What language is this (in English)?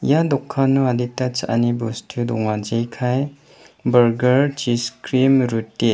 Garo